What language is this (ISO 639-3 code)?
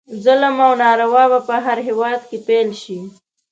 pus